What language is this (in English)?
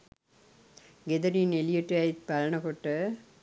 Sinhala